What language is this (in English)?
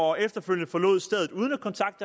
Danish